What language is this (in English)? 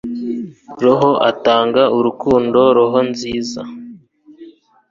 Kinyarwanda